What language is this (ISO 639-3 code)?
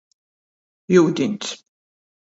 ltg